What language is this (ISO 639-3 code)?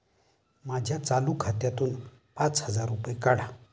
mar